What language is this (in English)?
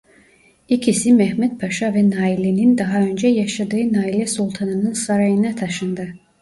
Turkish